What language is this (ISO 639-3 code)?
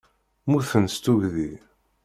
kab